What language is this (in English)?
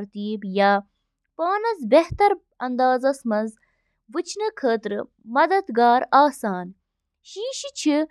Kashmiri